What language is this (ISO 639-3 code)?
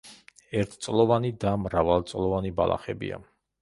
kat